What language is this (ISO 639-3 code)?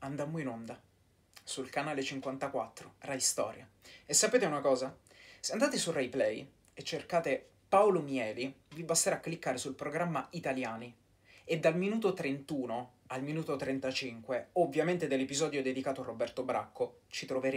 ita